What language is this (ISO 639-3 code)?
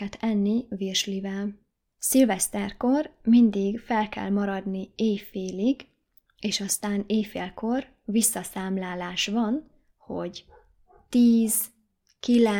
hun